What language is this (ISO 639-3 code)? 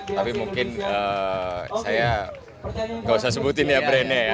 ind